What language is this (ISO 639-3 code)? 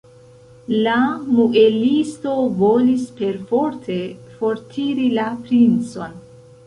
epo